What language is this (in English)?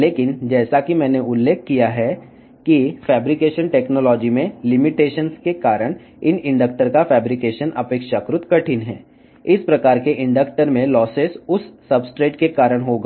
Telugu